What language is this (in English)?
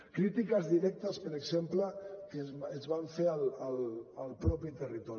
Catalan